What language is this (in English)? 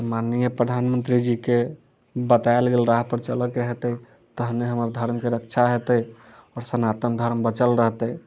Maithili